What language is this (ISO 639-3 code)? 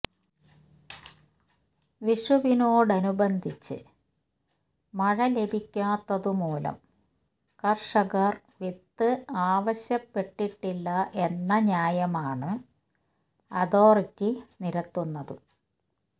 mal